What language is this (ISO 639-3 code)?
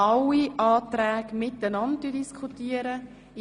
gsw